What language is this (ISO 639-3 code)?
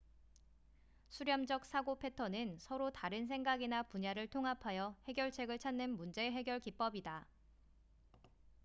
kor